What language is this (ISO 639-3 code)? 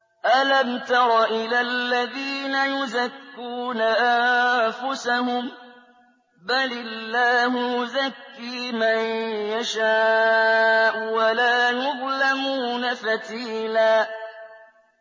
ara